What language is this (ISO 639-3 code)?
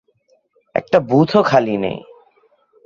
ben